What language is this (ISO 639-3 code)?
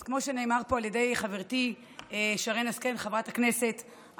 heb